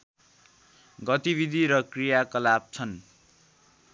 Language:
Nepali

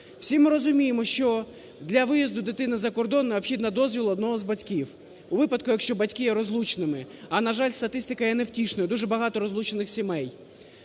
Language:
Ukrainian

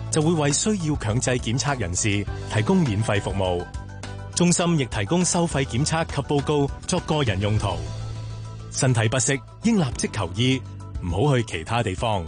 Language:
Chinese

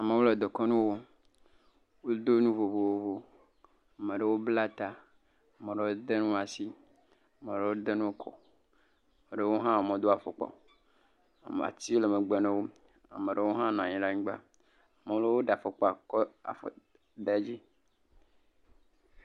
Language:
Ewe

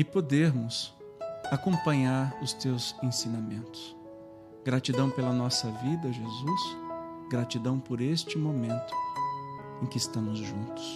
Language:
Portuguese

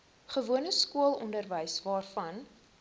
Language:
Afrikaans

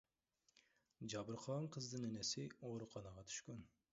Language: Kyrgyz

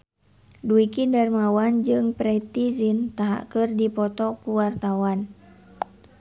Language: Sundanese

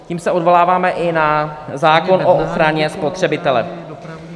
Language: Czech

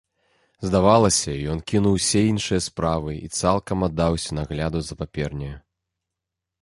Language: Belarusian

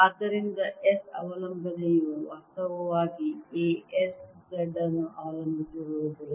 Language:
Kannada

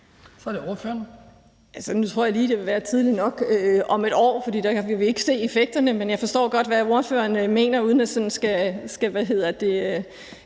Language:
Danish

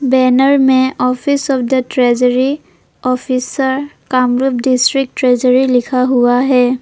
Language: Hindi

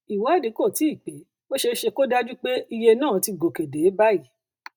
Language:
Yoruba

